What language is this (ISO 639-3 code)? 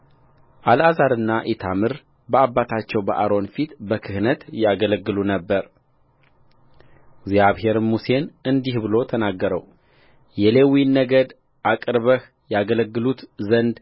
amh